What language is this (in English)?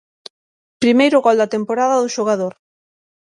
Galician